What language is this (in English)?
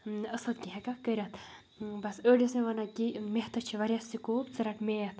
Kashmiri